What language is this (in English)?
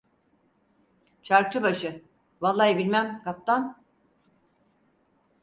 Turkish